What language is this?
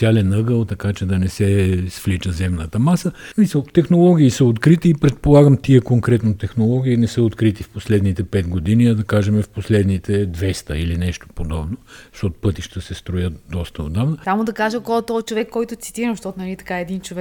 Bulgarian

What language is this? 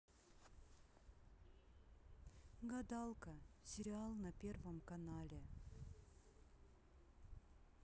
Russian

